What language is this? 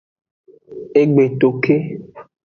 Aja (Benin)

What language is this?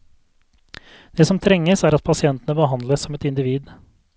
Norwegian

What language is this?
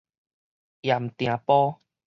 Min Nan Chinese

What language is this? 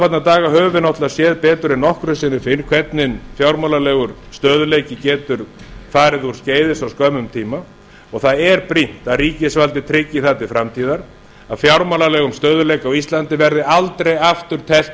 Icelandic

